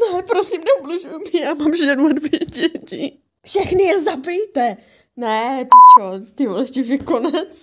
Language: Czech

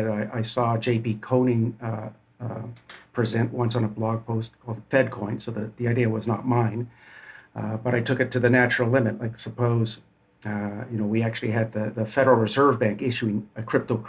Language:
English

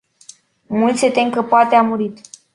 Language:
Romanian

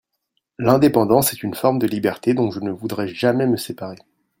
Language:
French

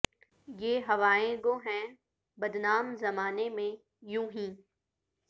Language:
Urdu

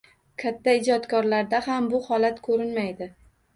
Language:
Uzbek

